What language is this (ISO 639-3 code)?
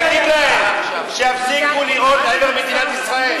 heb